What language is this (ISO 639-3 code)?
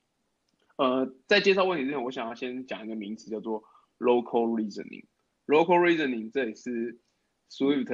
zho